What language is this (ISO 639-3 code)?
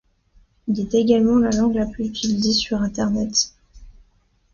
fra